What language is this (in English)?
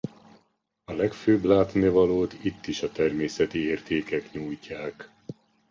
Hungarian